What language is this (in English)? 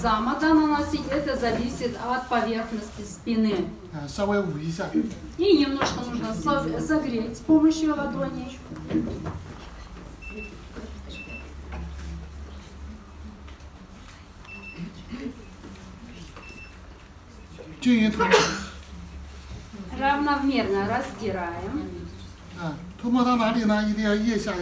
Russian